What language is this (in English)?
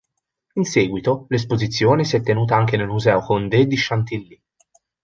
Italian